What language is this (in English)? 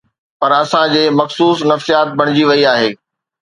Sindhi